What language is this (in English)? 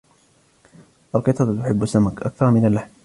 Arabic